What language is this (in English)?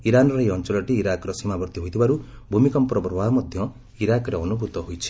Odia